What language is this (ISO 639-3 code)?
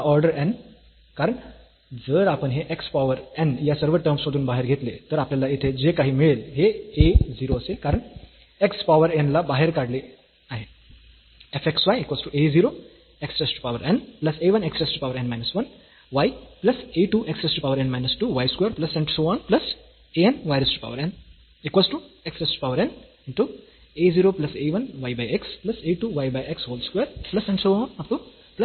mar